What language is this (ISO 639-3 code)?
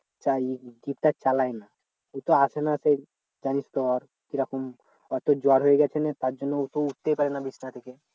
ben